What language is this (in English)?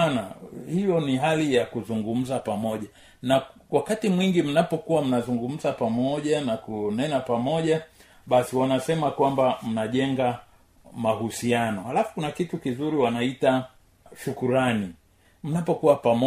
Swahili